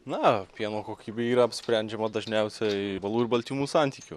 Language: Lithuanian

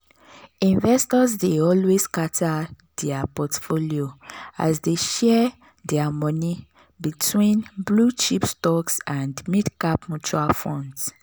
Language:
Nigerian Pidgin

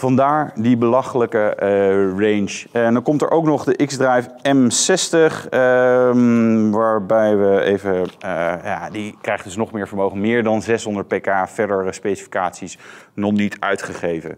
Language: Dutch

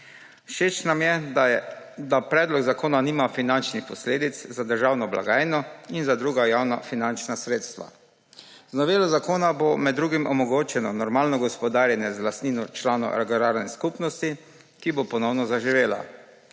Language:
Slovenian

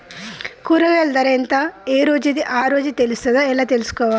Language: Telugu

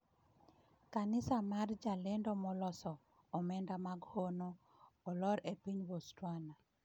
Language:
Luo (Kenya and Tanzania)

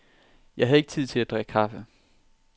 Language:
Danish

